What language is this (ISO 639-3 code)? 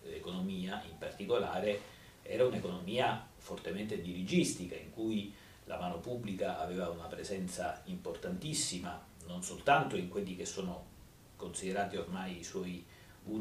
ita